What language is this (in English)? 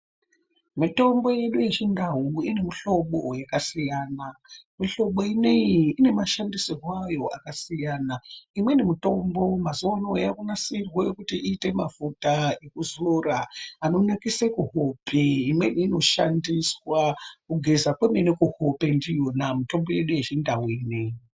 Ndau